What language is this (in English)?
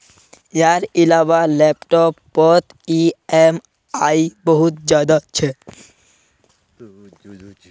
Magahi